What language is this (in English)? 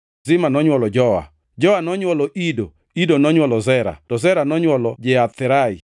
Luo (Kenya and Tanzania)